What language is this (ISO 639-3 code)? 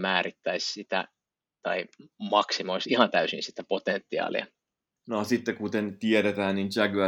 fin